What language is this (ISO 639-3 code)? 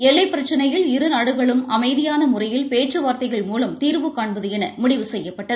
tam